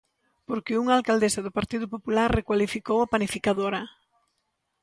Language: Galician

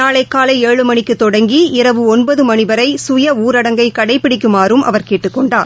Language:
Tamil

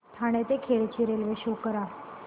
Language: Marathi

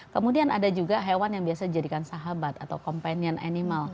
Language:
Indonesian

